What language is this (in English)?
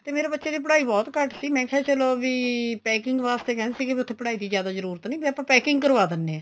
Punjabi